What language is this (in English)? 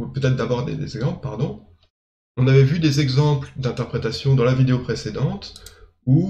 French